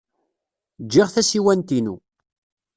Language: Kabyle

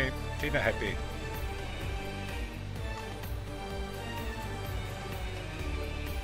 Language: Finnish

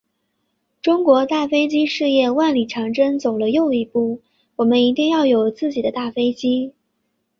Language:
Chinese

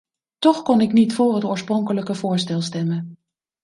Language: Dutch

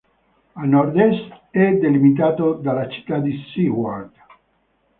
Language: Italian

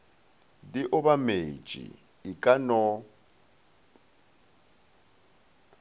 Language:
Northern Sotho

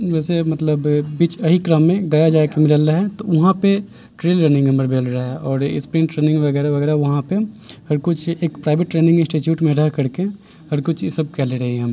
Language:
Maithili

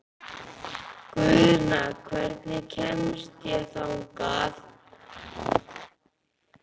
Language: Icelandic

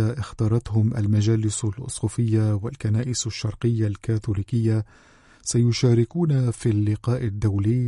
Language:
Arabic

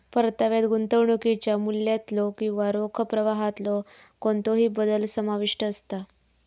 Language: Marathi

